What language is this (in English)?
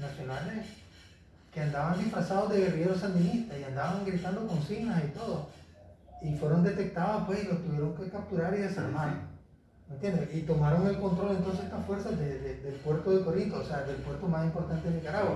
Spanish